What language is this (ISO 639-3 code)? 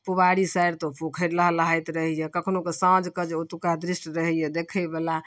mai